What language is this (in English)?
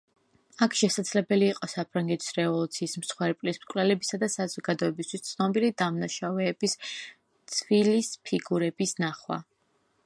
Georgian